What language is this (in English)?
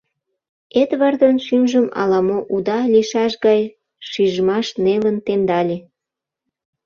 Mari